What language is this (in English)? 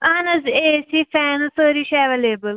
Kashmiri